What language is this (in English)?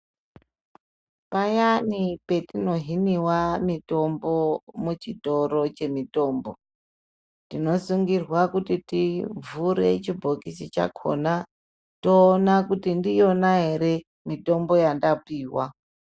Ndau